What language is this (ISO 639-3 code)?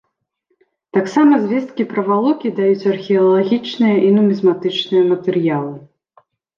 bel